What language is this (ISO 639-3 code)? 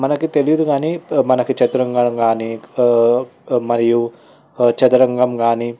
tel